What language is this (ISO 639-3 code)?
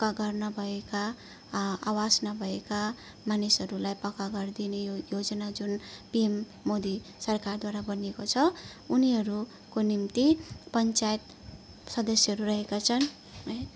nep